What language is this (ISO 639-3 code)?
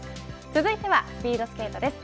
jpn